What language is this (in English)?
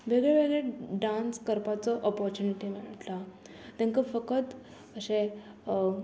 Konkani